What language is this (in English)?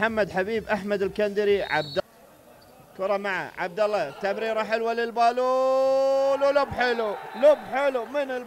Arabic